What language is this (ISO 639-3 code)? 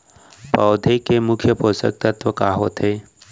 hne